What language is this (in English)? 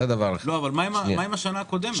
Hebrew